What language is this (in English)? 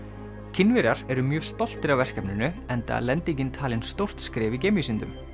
Icelandic